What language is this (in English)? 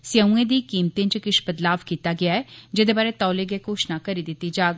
Dogri